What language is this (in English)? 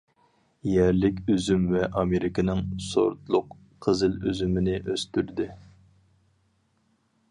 Uyghur